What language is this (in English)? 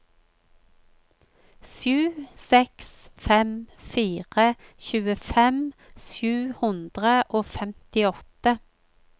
Norwegian